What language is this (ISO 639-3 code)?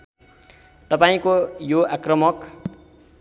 nep